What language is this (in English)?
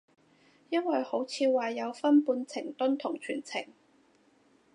Cantonese